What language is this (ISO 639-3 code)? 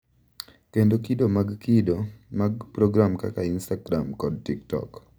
luo